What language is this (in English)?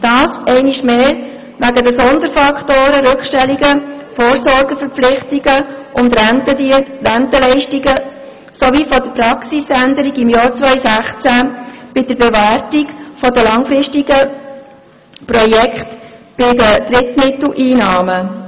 Swiss German